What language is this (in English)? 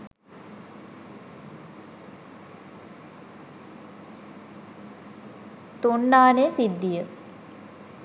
Sinhala